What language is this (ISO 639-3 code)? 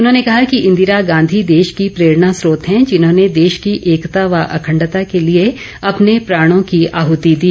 hin